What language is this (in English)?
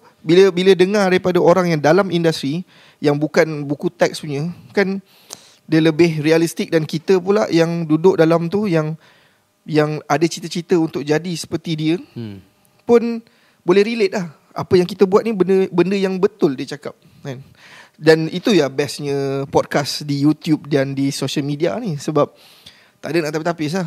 Malay